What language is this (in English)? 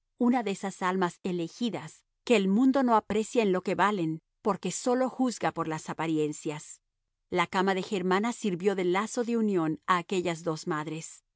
Spanish